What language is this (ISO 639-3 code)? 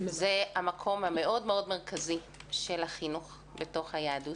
heb